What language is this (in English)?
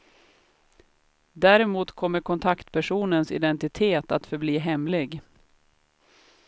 Swedish